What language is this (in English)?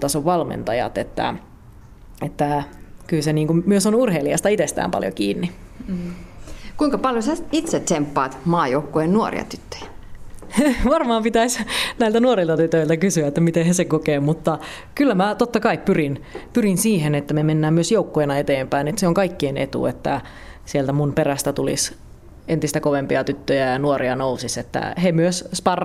Finnish